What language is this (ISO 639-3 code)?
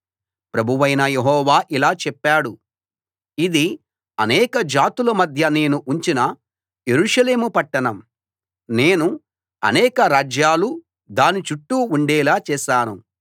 tel